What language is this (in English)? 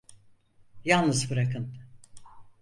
Turkish